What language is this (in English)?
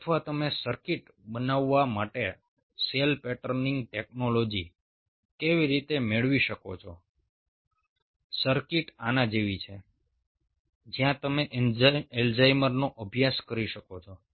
Gujarati